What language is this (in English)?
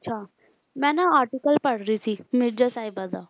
Punjabi